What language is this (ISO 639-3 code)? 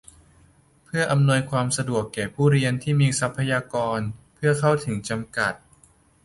tha